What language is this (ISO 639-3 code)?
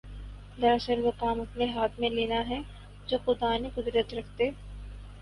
urd